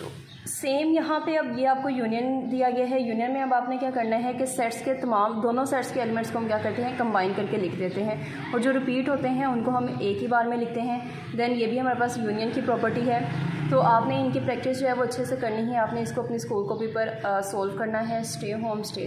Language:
Turkish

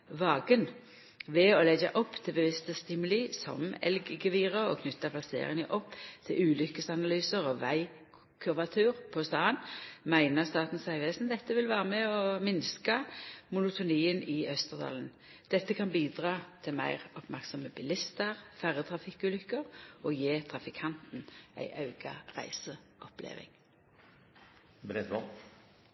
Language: Norwegian Nynorsk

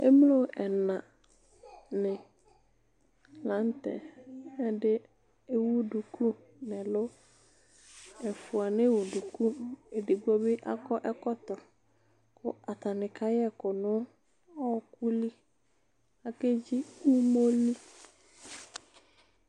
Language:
Ikposo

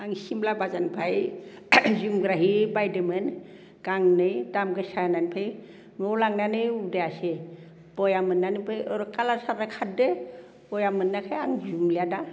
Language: Bodo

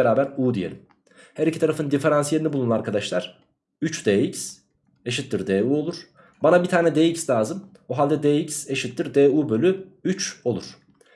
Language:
Turkish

